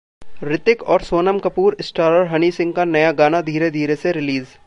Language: Hindi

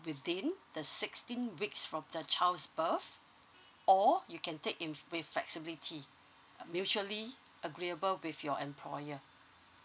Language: English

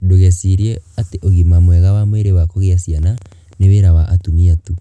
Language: Kikuyu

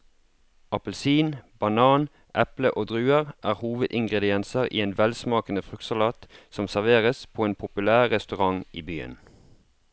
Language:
Norwegian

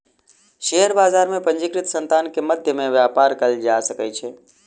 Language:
Maithili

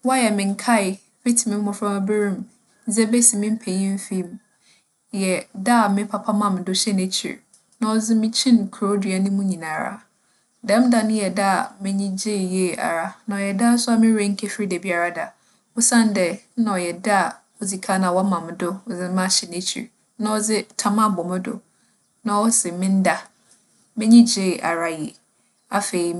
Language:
Akan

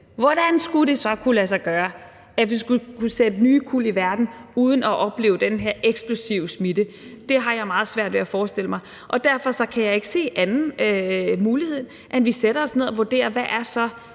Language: Danish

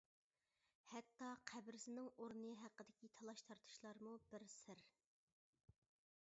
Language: Uyghur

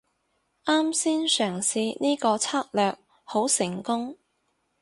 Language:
Cantonese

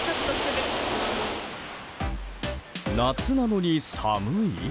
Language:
Japanese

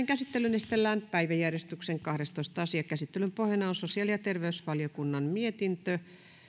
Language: Finnish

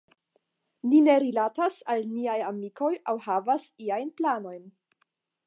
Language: Esperanto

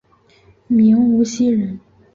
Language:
Chinese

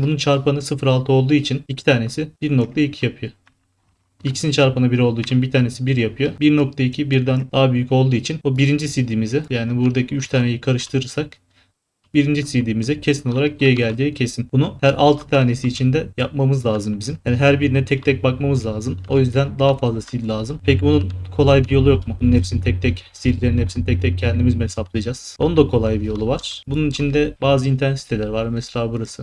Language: Turkish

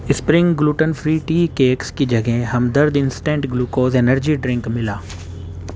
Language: Urdu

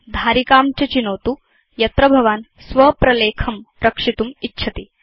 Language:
Sanskrit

